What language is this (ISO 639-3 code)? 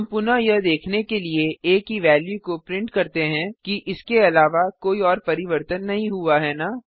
hin